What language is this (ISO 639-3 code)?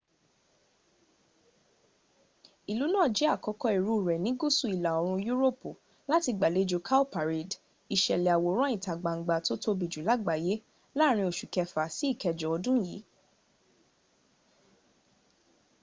yor